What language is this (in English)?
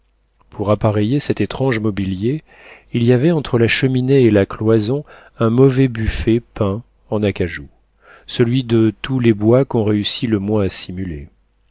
French